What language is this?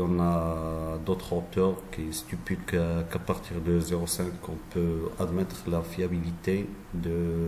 French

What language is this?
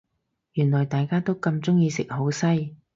Cantonese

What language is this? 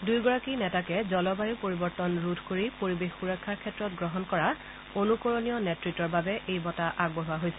Assamese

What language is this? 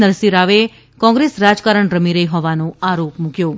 Gujarati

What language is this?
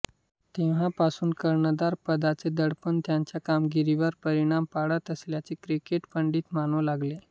Marathi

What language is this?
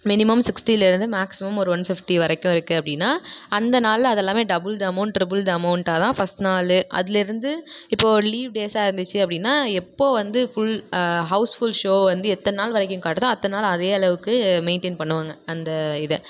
Tamil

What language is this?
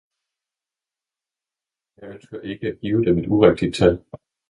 Danish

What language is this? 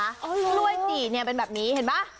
Thai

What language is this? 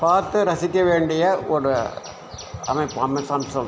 Tamil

